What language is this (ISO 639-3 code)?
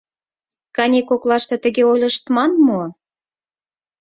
chm